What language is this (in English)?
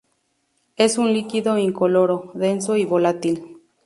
Spanish